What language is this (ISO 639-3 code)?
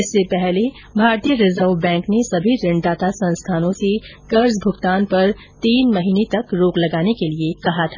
hin